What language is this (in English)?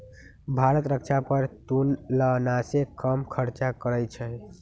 Magahi